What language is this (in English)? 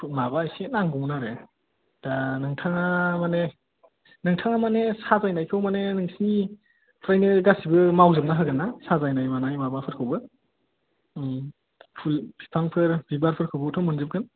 Bodo